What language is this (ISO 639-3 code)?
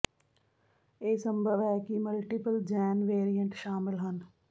pan